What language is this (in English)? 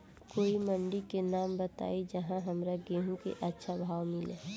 Bhojpuri